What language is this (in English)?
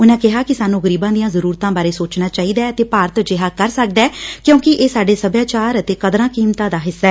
Punjabi